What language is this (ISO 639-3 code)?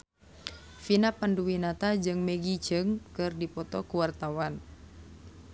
sun